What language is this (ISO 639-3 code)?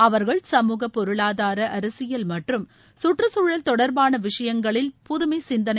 tam